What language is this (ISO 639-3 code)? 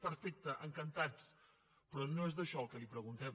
cat